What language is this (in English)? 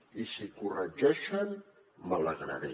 Catalan